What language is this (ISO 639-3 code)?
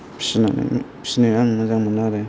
brx